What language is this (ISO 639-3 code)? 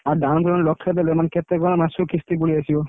ori